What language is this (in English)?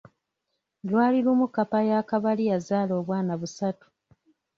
Ganda